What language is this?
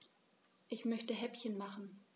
German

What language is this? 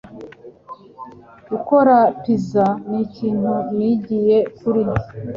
Kinyarwanda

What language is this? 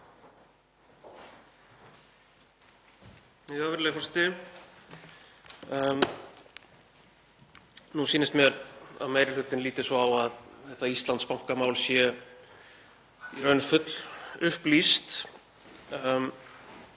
Icelandic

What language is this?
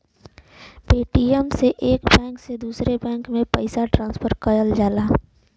Bhojpuri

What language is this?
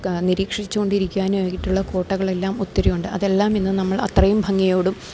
Malayalam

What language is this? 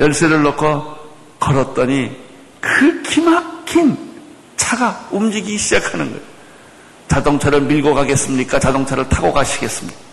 Korean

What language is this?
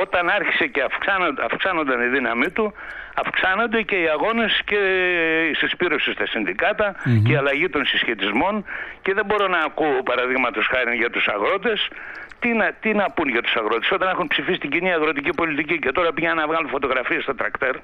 Greek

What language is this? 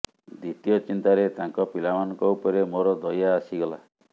Odia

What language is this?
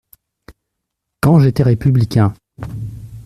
French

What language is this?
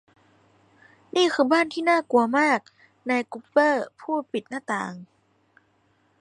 Thai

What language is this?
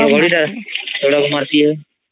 Odia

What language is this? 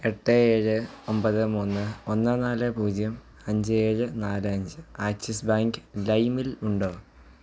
Malayalam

